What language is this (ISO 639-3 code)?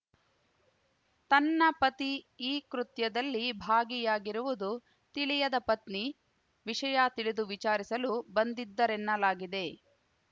kan